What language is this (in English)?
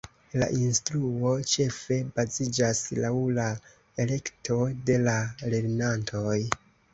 Esperanto